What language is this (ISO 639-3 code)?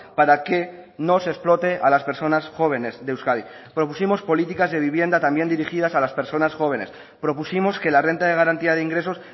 spa